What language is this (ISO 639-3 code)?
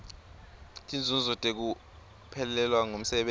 ssw